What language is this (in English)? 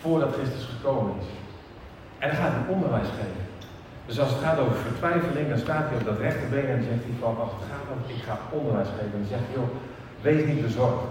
Dutch